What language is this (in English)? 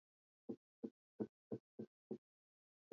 Swahili